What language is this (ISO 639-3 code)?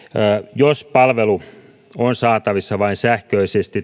fin